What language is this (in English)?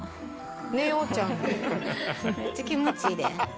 Japanese